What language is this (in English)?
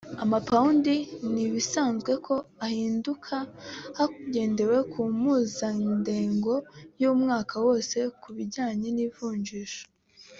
Kinyarwanda